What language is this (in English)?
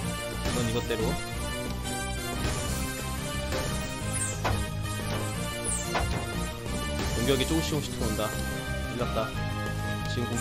Korean